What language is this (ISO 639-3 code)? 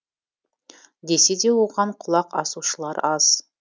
kaz